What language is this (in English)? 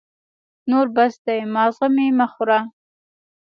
Pashto